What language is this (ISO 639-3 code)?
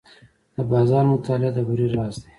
pus